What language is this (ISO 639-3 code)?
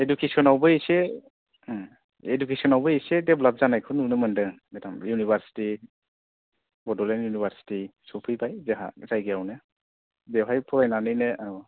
brx